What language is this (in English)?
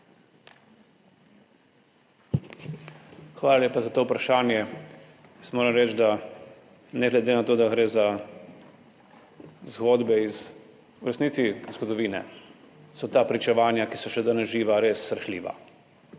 Slovenian